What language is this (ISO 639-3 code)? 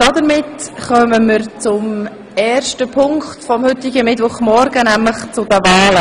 gsw